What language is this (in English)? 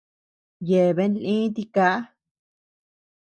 Tepeuxila Cuicatec